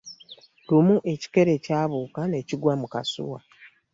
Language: Ganda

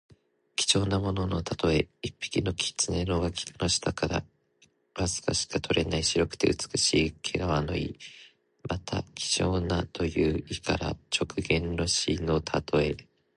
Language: Japanese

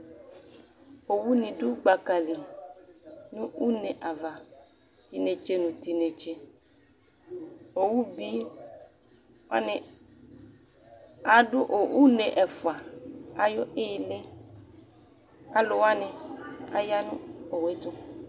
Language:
Ikposo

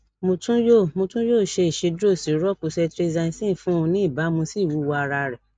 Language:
Yoruba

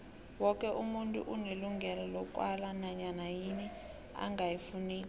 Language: South Ndebele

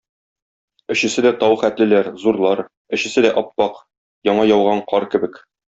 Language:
Tatar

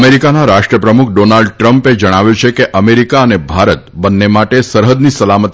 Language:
Gujarati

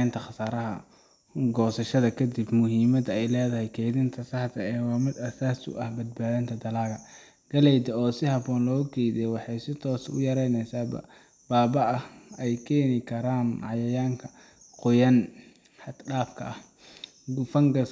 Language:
Somali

